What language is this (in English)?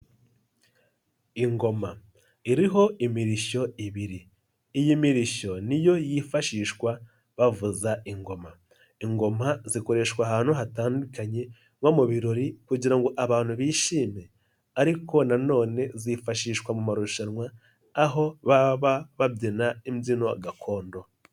Kinyarwanda